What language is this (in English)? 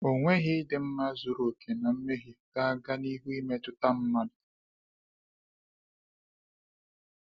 Igbo